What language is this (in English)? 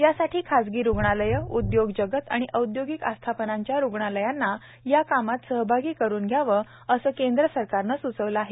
Marathi